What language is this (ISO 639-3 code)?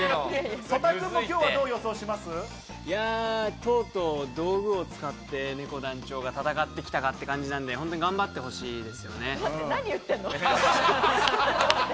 jpn